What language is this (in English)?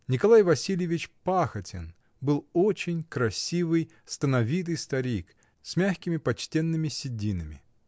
Russian